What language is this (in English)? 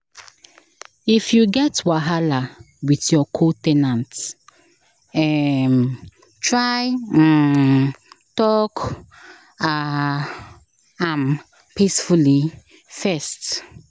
Nigerian Pidgin